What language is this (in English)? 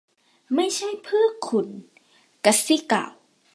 Thai